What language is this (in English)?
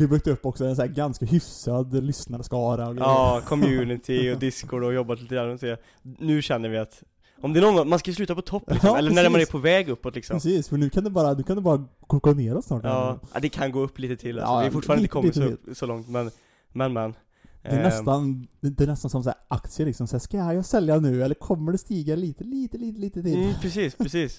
Swedish